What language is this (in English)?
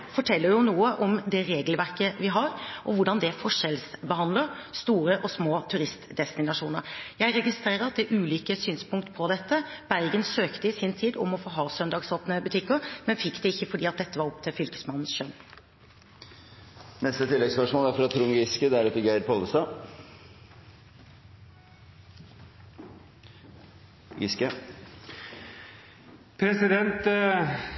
Norwegian